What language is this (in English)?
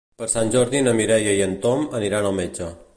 Catalan